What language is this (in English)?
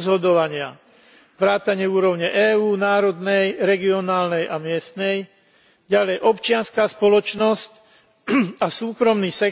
Slovak